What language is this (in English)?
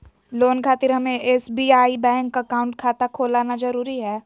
Magahi